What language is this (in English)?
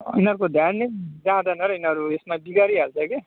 Nepali